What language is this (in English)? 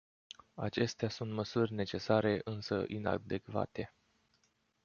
Romanian